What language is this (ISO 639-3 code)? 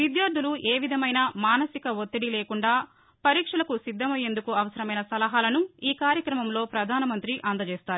tel